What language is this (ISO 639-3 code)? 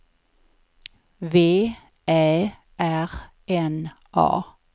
swe